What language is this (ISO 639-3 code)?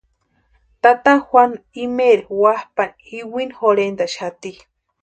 pua